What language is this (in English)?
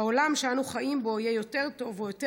Hebrew